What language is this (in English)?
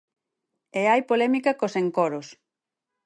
Galician